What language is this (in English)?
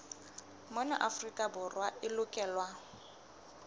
Southern Sotho